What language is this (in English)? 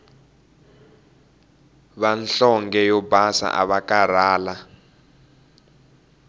Tsonga